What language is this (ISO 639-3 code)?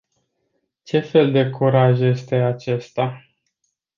ron